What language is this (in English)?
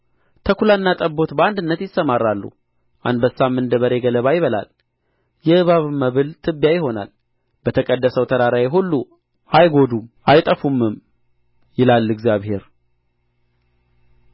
Amharic